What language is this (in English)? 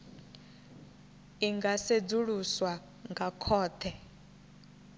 Venda